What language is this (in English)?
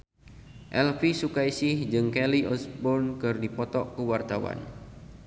Sundanese